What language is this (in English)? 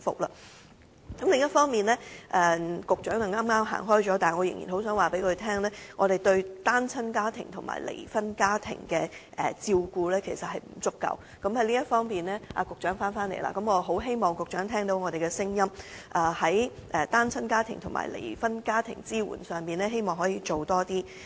Cantonese